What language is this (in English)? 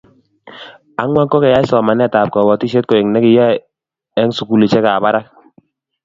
Kalenjin